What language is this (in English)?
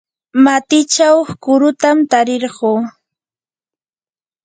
Yanahuanca Pasco Quechua